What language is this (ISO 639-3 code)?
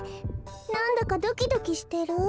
jpn